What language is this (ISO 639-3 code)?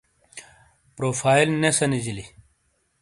scl